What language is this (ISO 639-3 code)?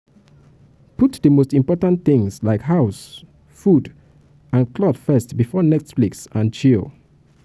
pcm